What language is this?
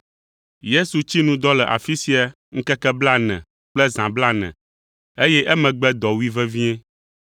Ewe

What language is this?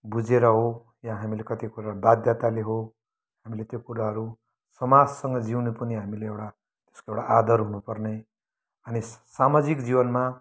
Nepali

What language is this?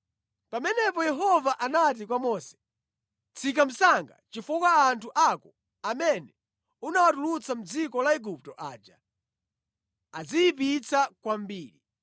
Nyanja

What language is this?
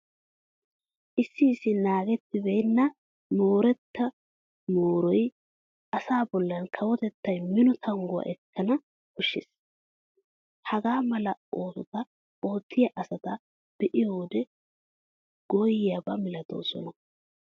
Wolaytta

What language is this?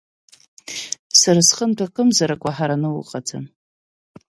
Abkhazian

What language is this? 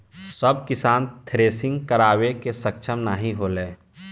Bhojpuri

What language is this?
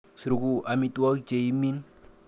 Kalenjin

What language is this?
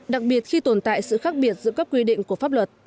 Vietnamese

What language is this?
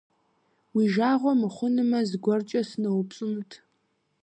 Kabardian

